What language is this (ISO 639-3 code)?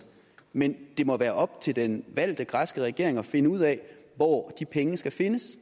dan